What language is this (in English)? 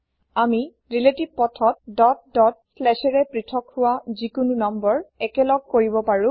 Assamese